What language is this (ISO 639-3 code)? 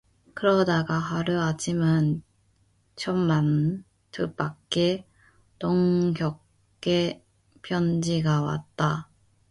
kor